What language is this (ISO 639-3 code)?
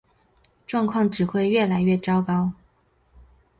zho